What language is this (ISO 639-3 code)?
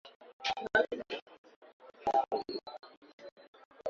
swa